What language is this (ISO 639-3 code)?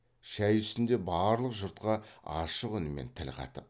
kaz